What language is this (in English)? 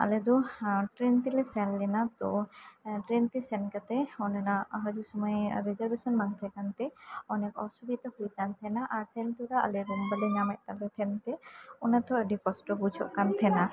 Santali